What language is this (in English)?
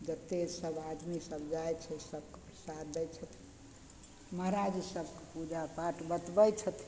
Maithili